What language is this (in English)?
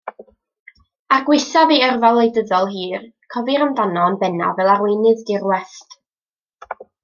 Welsh